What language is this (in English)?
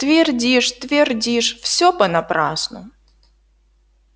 Russian